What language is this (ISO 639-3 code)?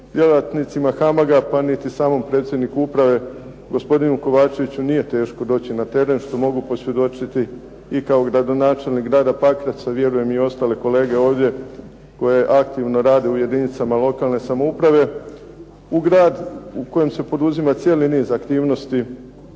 hrv